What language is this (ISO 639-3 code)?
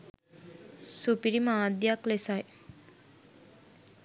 sin